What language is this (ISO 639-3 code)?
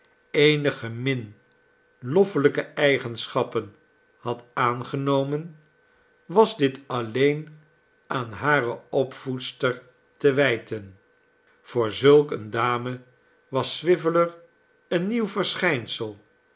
nld